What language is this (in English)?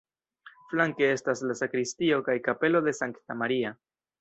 Esperanto